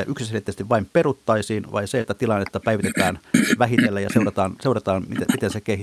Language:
Finnish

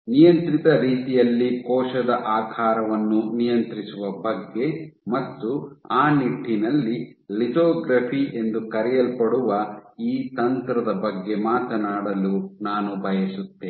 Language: Kannada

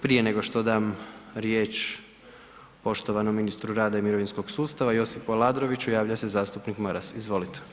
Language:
Croatian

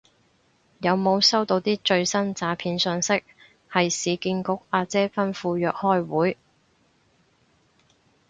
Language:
Cantonese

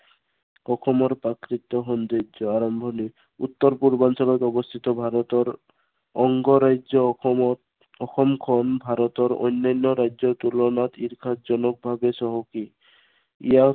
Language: Assamese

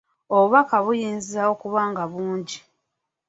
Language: Ganda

